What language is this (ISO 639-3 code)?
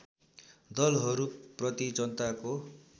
nep